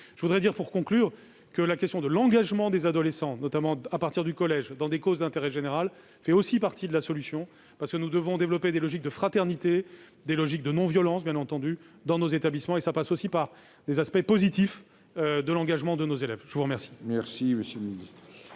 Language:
French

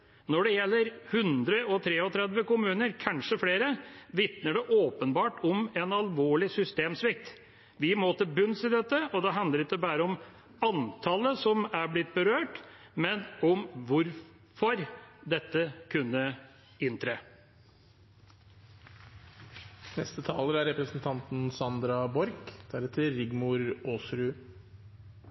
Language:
Norwegian Bokmål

